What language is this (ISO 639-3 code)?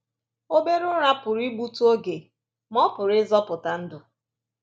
ibo